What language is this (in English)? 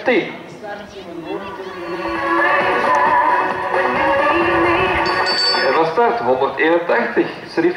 Dutch